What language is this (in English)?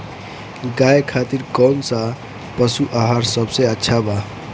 Bhojpuri